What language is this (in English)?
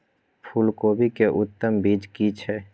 Maithili